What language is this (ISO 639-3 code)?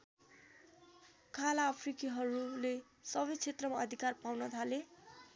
nep